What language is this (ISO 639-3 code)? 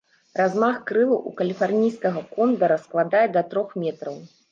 bel